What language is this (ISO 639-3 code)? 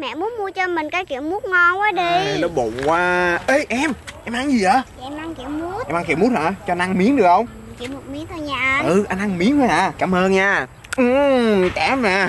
vie